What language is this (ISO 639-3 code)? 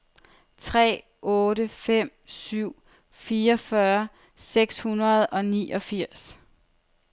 dan